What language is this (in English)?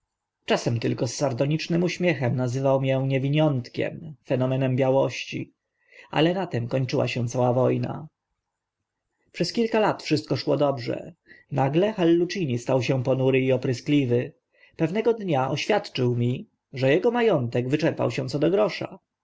Polish